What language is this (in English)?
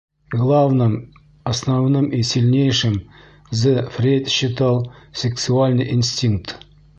Bashkir